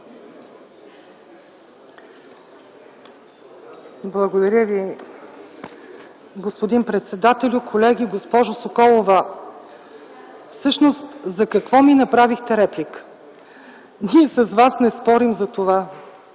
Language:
Bulgarian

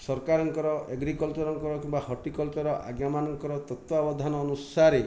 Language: Odia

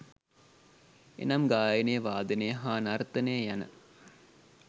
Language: Sinhala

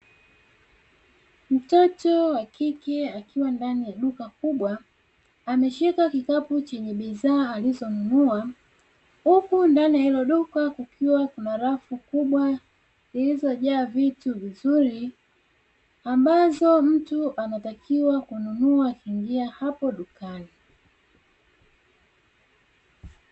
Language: Swahili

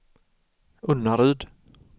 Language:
Swedish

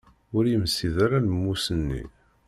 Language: Kabyle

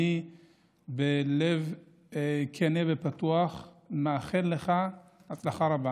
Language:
Hebrew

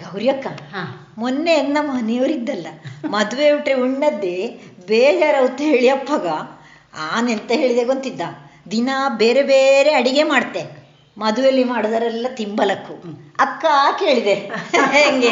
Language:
Kannada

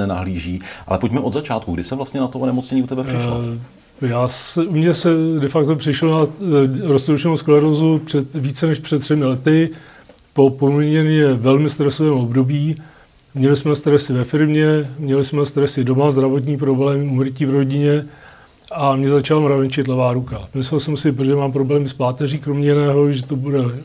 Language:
Czech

